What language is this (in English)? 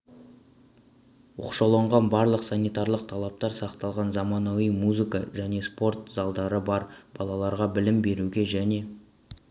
Kazakh